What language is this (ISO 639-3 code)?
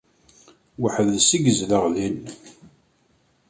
kab